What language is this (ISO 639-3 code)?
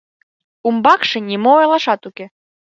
chm